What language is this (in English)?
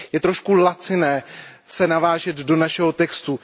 Czech